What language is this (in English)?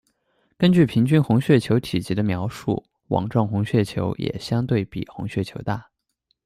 Chinese